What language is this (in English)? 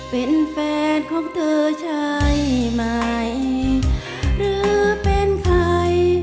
Thai